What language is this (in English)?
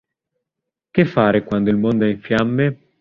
Italian